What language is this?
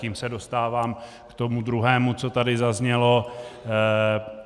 Czech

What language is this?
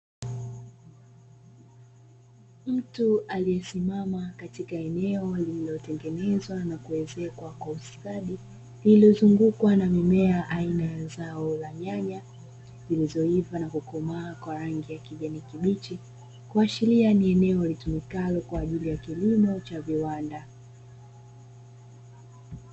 Swahili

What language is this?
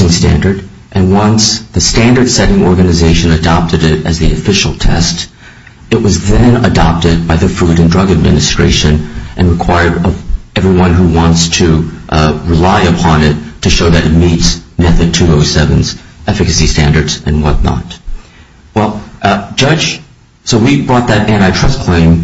English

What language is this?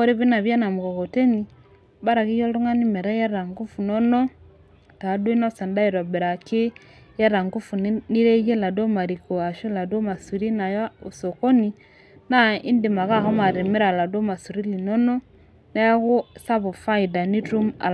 Masai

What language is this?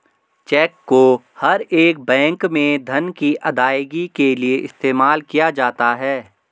Hindi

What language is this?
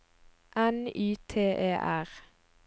Norwegian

